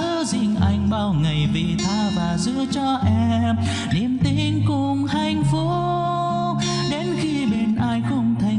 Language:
Vietnamese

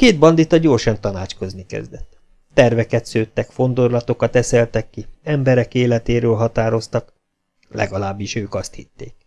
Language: Hungarian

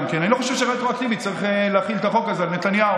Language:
Hebrew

